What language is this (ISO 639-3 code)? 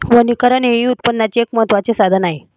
mar